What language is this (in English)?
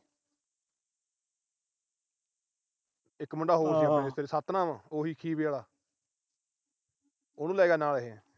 Punjabi